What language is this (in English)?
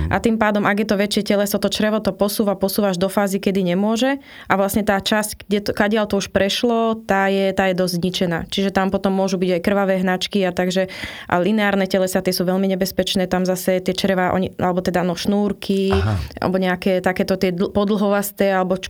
Slovak